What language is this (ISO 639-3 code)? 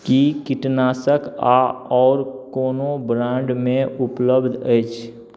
mai